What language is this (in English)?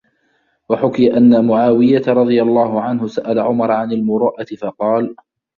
Arabic